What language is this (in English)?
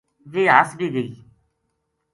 Gujari